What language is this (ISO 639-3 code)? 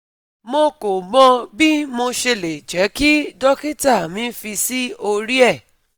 yor